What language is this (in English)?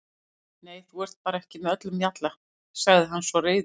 Icelandic